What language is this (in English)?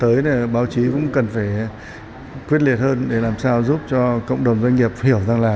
Vietnamese